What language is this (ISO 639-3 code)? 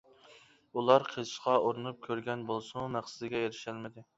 uig